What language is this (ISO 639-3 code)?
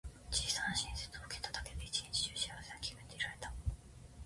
jpn